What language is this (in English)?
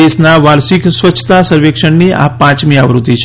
Gujarati